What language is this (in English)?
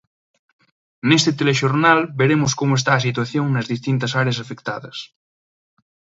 Galician